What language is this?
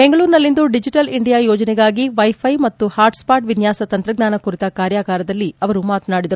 Kannada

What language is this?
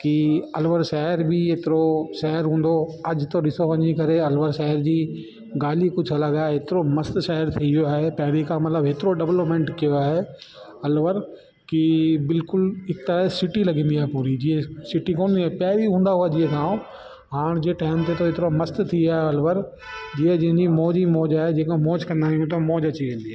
Sindhi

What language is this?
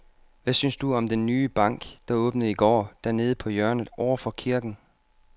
Danish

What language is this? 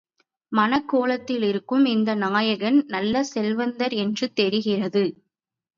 Tamil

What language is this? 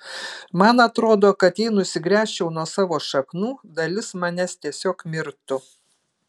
Lithuanian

